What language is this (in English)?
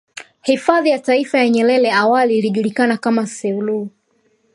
Swahili